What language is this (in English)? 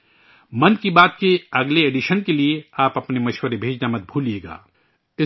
Urdu